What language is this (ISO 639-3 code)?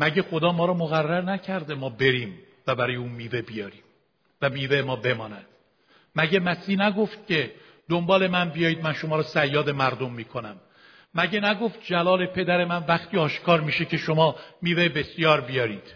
fas